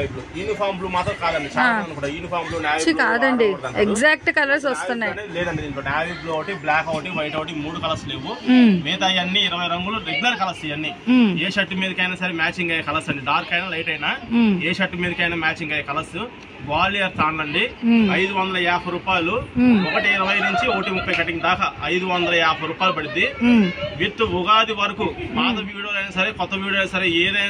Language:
Telugu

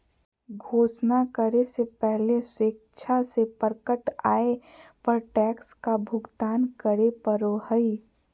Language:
Magahi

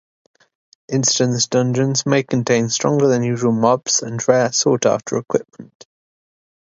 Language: English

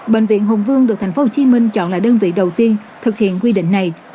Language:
Vietnamese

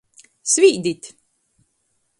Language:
Latgalian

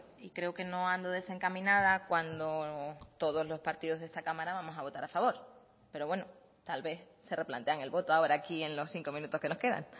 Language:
Spanish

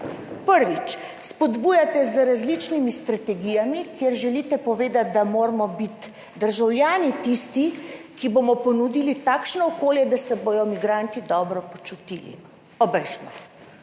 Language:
Slovenian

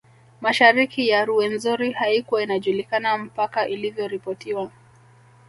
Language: Swahili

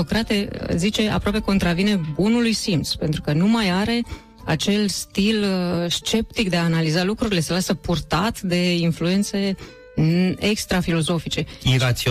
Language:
Romanian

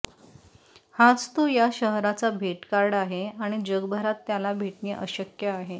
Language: Marathi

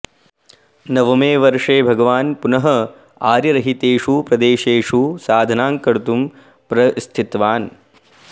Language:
Sanskrit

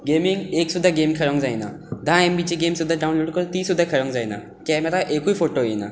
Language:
Konkani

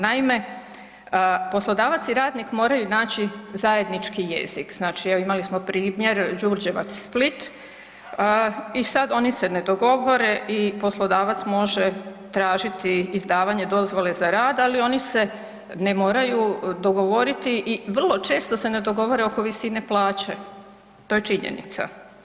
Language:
Croatian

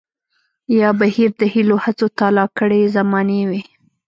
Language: Pashto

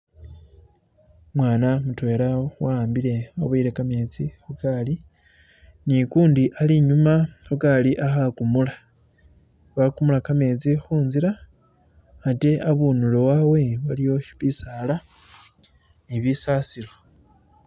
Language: Masaaba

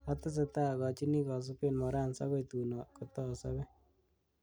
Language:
Kalenjin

